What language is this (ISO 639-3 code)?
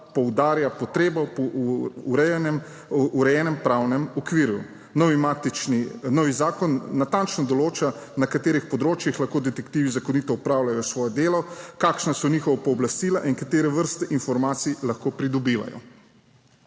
slv